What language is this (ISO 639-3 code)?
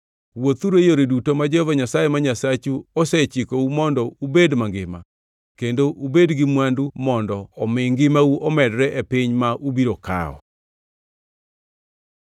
luo